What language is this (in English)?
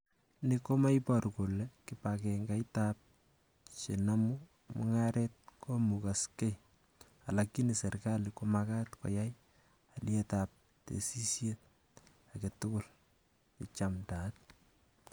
Kalenjin